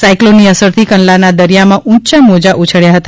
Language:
Gujarati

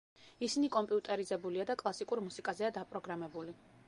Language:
Georgian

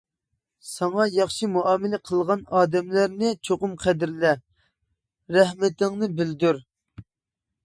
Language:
Uyghur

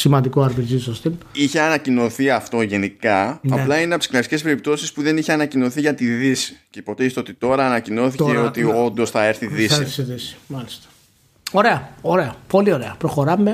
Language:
Greek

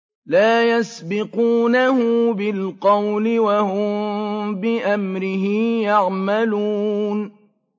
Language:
Arabic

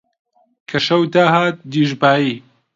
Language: Central Kurdish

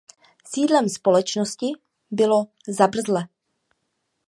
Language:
Czech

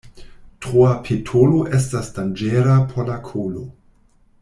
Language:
Esperanto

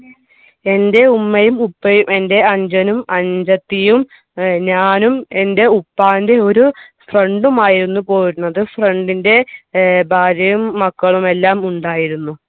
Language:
Malayalam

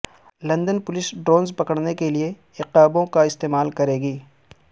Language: Urdu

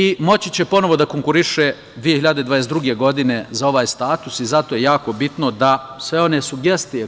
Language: Serbian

